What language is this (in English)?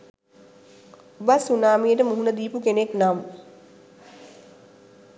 Sinhala